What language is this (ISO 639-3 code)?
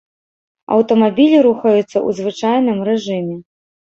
bel